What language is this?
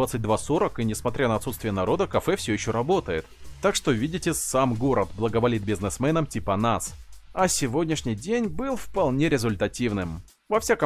Russian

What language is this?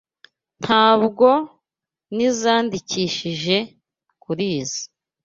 Kinyarwanda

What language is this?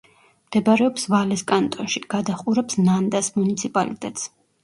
Georgian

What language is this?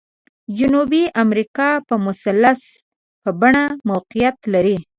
Pashto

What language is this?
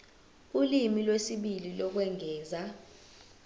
Zulu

